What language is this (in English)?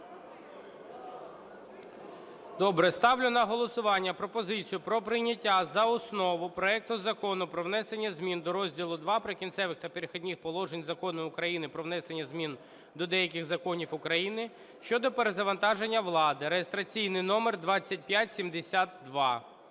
Ukrainian